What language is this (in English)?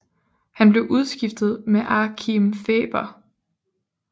Danish